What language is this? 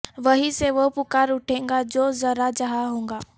Urdu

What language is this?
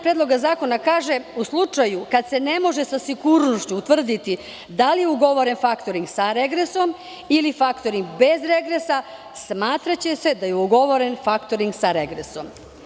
Serbian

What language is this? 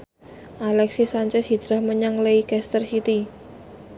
Javanese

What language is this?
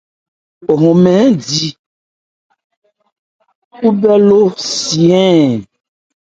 Ebrié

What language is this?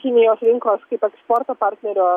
Lithuanian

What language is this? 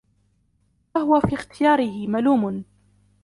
Arabic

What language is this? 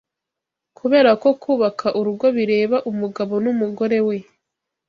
Kinyarwanda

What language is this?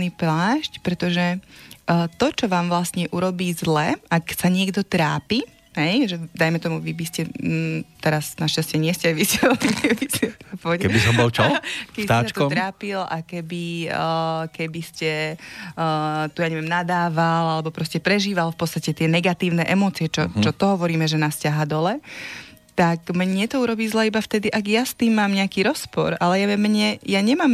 Slovak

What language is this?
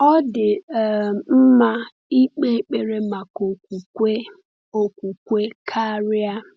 Igbo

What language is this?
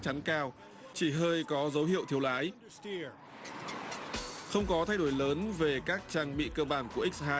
Vietnamese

